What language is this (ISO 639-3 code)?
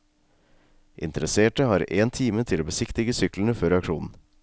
nor